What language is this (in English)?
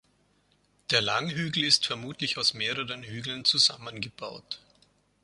German